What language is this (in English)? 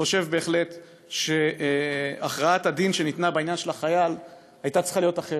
Hebrew